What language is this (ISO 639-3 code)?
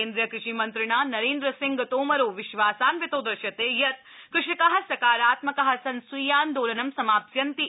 san